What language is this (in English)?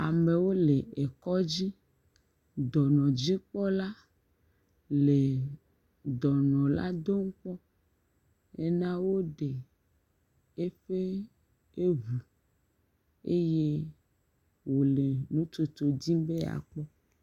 Ewe